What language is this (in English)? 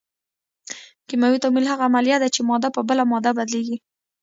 Pashto